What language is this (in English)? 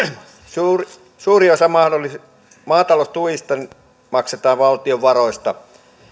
Finnish